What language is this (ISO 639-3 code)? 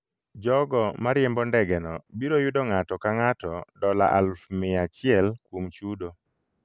luo